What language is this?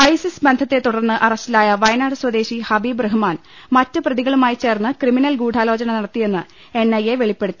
Malayalam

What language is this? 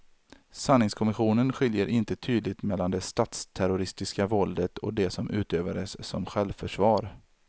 Swedish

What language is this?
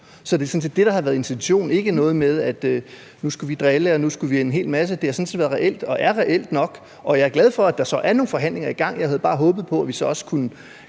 Danish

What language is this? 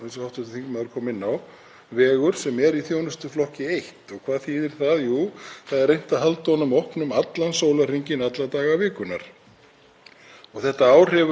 Icelandic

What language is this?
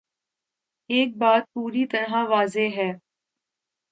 Urdu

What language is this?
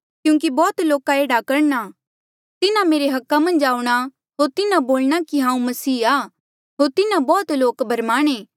Mandeali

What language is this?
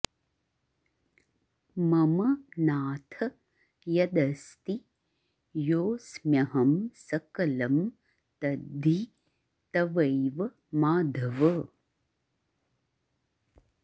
Sanskrit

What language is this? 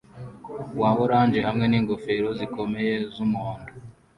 Kinyarwanda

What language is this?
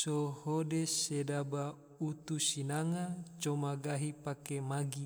Tidore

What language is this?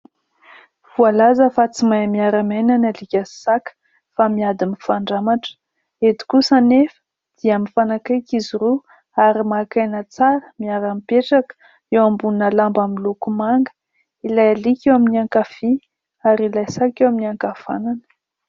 Malagasy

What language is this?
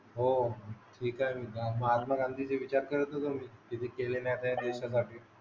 Marathi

